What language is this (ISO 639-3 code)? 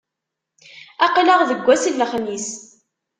kab